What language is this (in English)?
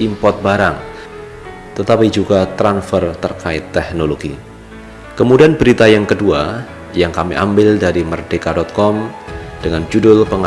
Indonesian